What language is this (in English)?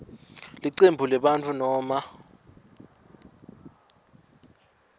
Swati